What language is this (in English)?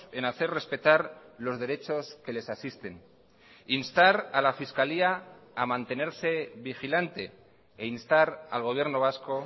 Spanish